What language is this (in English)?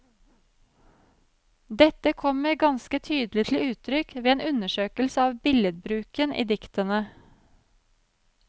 Norwegian